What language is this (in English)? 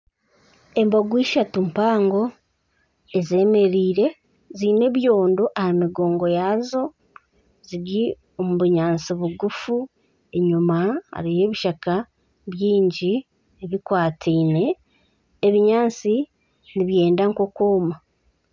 Nyankole